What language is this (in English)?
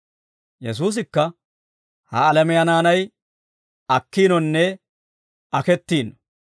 Dawro